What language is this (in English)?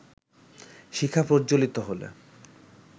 Bangla